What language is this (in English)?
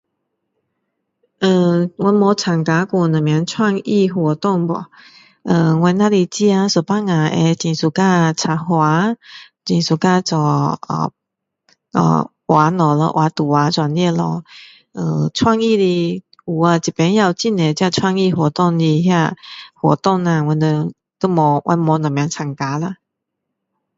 Min Dong Chinese